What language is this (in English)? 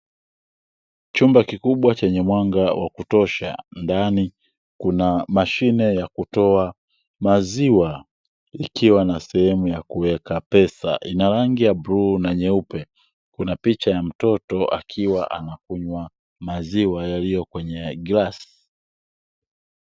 Swahili